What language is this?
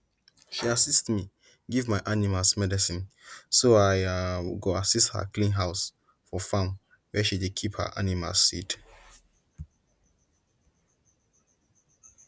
Nigerian Pidgin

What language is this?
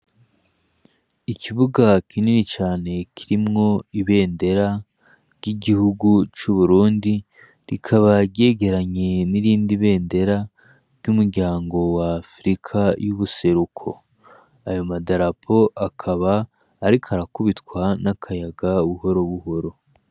Rundi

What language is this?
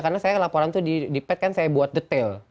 Indonesian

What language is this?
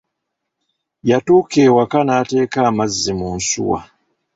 Ganda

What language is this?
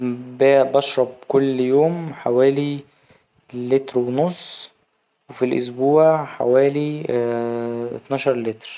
Egyptian Arabic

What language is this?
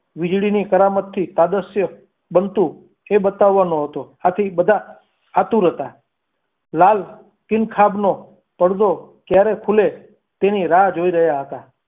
Gujarati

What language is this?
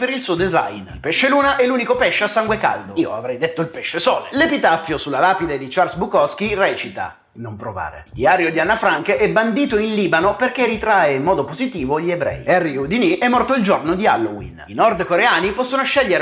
Italian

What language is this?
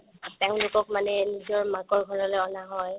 Assamese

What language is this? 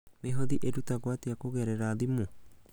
Kikuyu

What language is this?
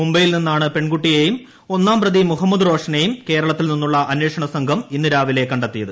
Malayalam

